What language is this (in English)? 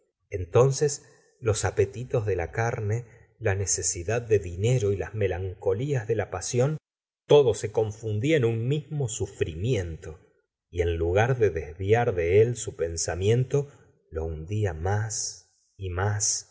Spanish